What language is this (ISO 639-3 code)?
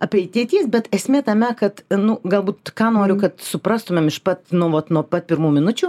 lit